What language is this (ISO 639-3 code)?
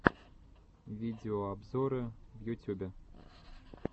rus